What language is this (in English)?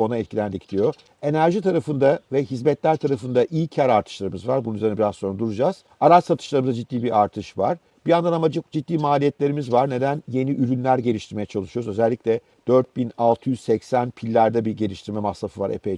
Turkish